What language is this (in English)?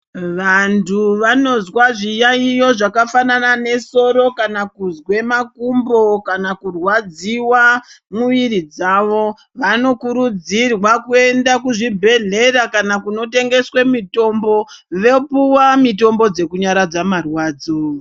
Ndau